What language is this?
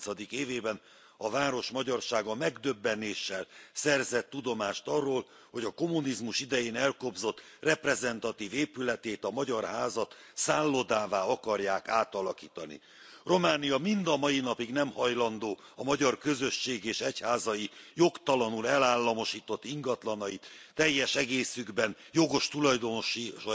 Hungarian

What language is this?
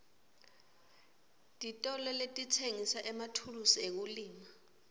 Swati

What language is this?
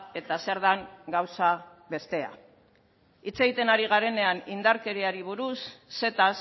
Basque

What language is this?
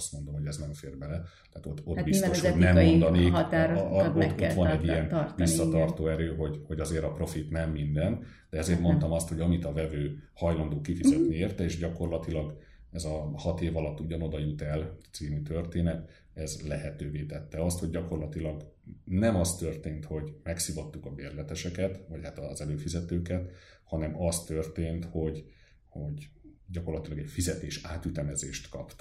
Hungarian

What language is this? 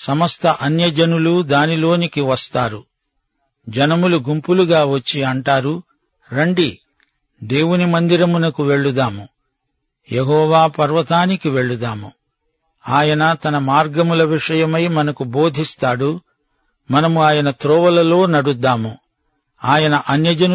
Telugu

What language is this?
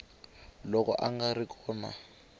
Tsonga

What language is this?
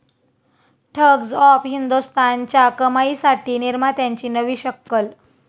Marathi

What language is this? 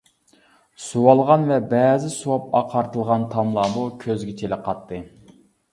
Uyghur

